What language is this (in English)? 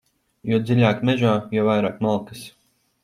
Latvian